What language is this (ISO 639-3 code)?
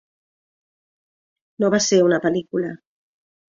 cat